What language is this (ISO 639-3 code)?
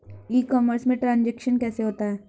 hin